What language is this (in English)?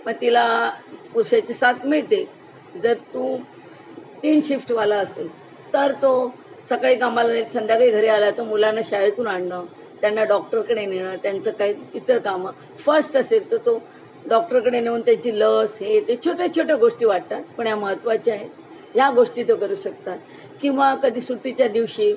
Marathi